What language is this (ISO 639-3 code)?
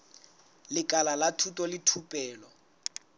sot